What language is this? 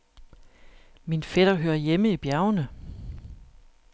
Danish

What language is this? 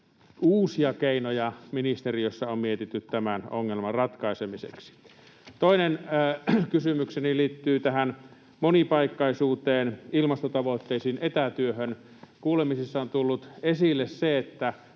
Finnish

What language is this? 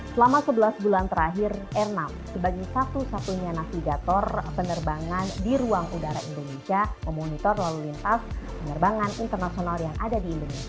Indonesian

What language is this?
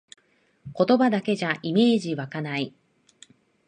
Japanese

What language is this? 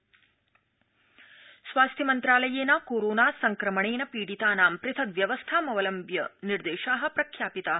Sanskrit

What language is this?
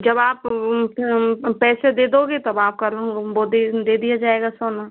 Hindi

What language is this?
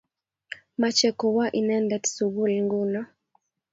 Kalenjin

